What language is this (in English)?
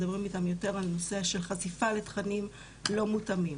Hebrew